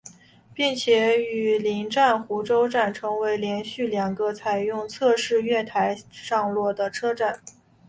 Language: Chinese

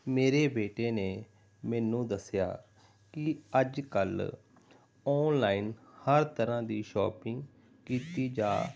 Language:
Punjabi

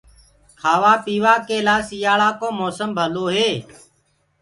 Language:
Gurgula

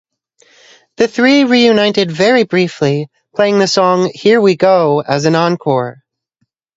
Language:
English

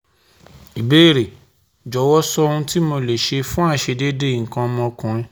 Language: Yoruba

